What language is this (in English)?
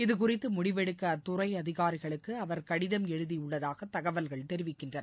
Tamil